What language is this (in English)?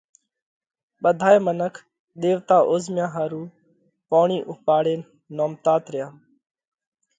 Parkari Koli